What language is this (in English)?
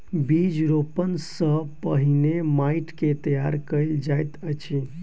Maithili